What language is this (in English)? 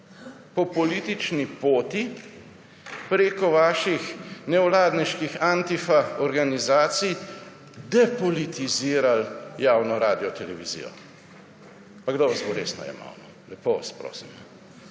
Slovenian